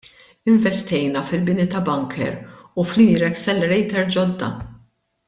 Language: Maltese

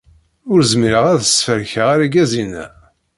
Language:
Kabyle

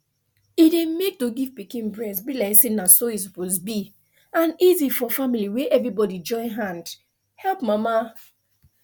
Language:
Nigerian Pidgin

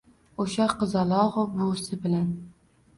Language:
Uzbek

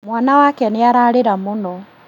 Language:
Kikuyu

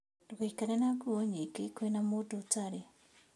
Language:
Kikuyu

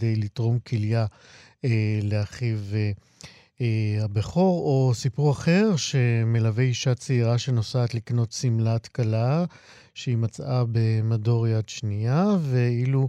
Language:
Hebrew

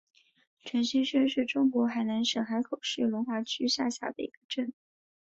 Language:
Chinese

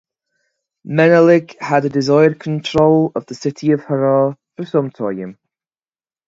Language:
English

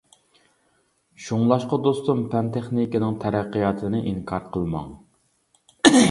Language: Uyghur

